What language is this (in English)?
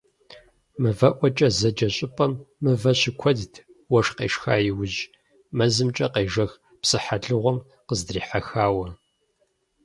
Kabardian